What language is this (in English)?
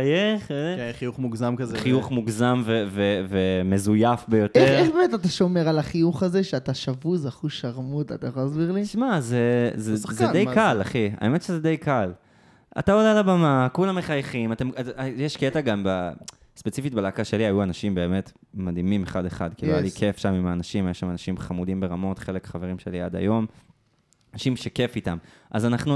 Hebrew